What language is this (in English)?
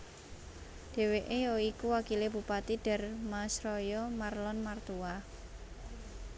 Javanese